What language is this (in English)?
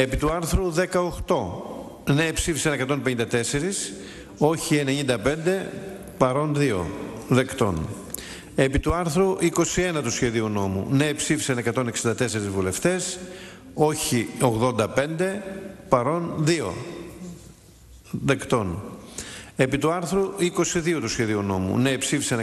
Greek